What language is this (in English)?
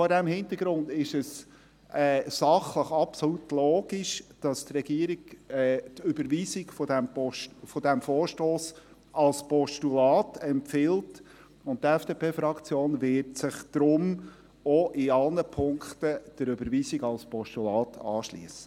Swiss German